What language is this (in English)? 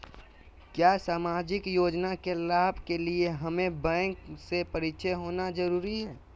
Magahi